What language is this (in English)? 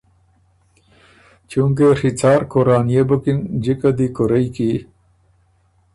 Ormuri